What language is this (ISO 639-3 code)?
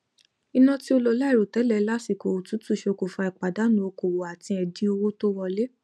yor